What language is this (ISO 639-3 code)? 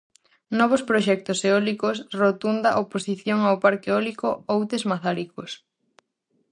glg